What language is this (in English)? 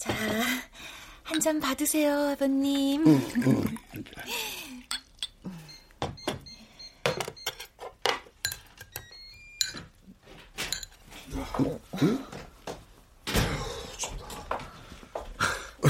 Korean